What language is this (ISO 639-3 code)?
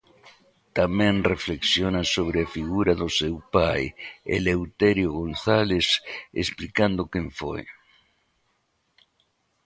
glg